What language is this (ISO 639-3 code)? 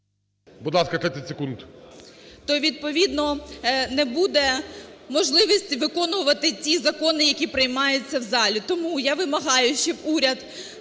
ukr